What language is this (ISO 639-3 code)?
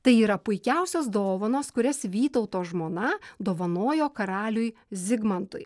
lit